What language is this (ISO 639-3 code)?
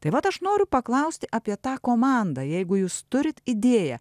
lit